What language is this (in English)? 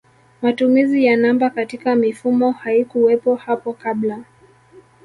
Swahili